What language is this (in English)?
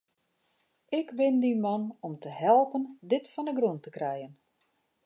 Western Frisian